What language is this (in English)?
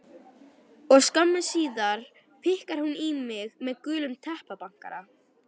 Icelandic